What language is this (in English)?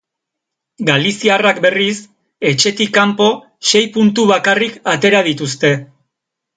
Basque